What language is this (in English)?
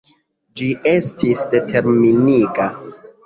Esperanto